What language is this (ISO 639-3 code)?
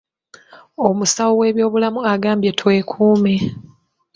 lug